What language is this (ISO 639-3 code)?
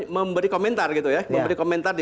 ind